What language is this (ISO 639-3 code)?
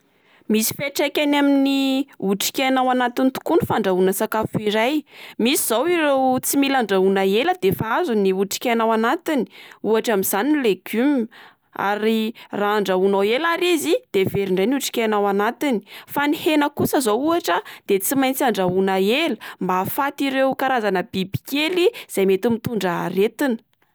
mlg